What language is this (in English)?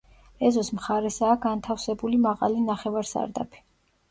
Georgian